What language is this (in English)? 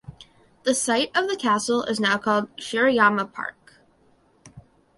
English